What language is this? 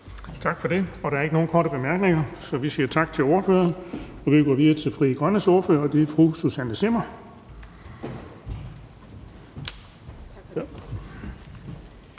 Danish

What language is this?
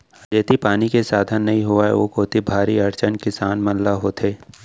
Chhattisgarhi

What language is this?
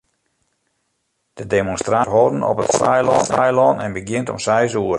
Western Frisian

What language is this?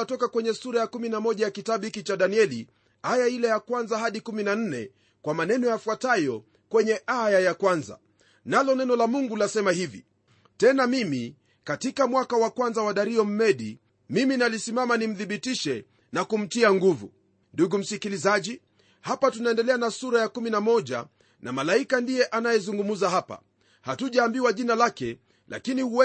Swahili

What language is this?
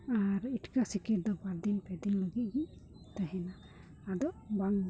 Santali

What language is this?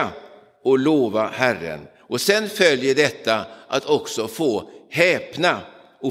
Swedish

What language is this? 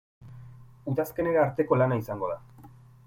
Basque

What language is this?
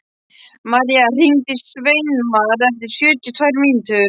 Icelandic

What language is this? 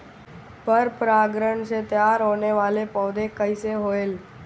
Bhojpuri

